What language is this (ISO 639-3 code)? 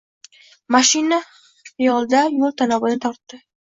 uzb